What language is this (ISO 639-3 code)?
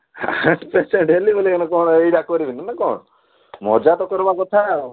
ori